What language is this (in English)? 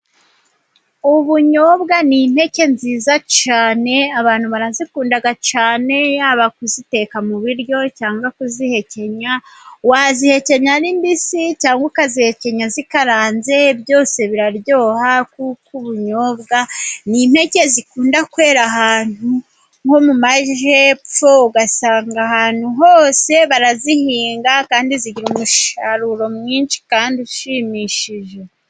Kinyarwanda